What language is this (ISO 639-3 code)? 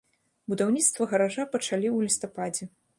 bel